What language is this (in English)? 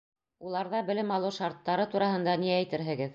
Bashkir